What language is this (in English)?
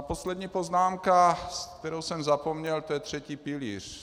Czech